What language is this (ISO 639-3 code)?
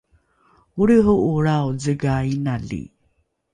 dru